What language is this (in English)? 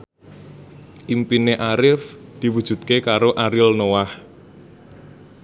Javanese